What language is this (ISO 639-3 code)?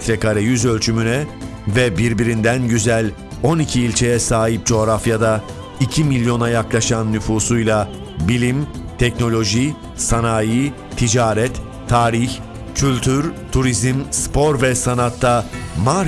tur